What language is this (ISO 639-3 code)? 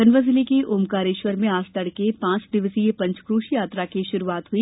hin